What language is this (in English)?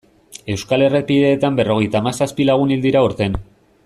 Basque